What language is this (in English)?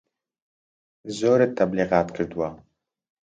Central Kurdish